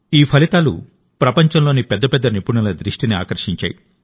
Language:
Telugu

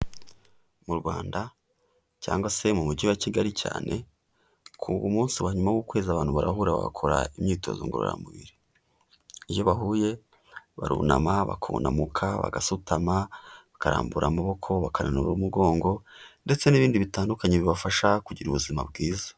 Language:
Kinyarwanda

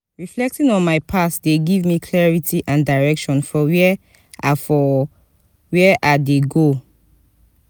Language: Nigerian Pidgin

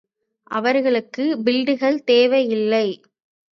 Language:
Tamil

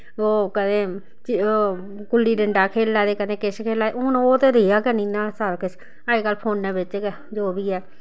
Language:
Dogri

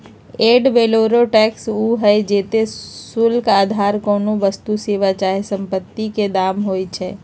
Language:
Magahi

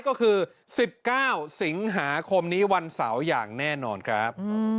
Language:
Thai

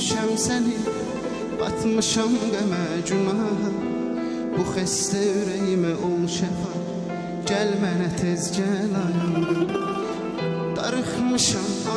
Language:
Azerbaijani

